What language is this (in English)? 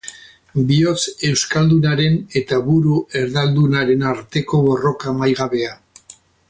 Basque